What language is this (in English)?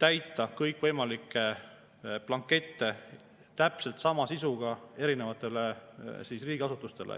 Estonian